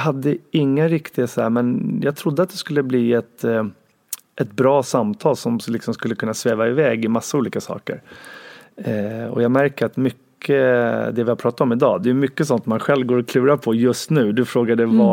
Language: Swedish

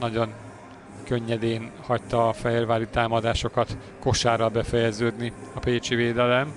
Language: Hungarian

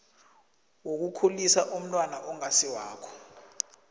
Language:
South Ndebele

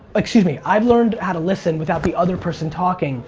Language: English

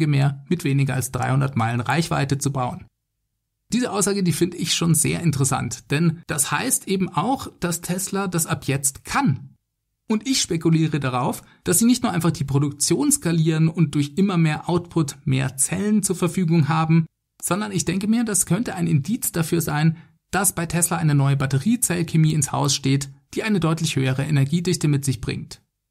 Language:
German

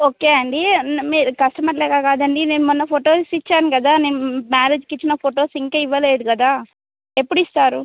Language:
Telugu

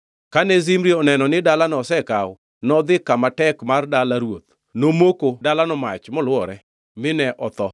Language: Luo (Kenya and Tanzania)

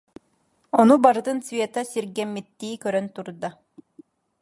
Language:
Yakut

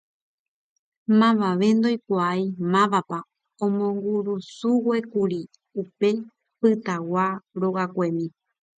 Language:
Guarani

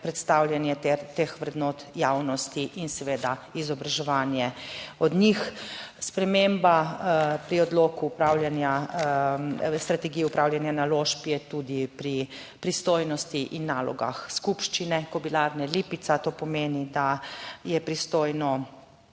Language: Slovenian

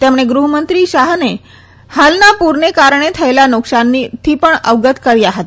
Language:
Gujarati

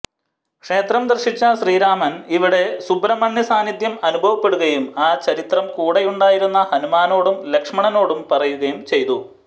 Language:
Malayalam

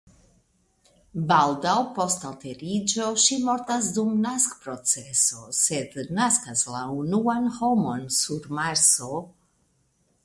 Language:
Esperanto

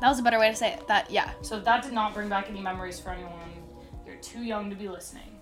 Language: English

